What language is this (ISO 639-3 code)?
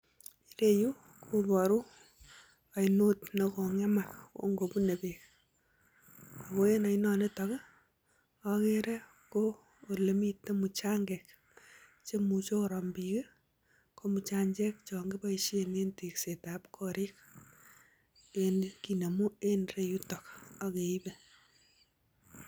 kln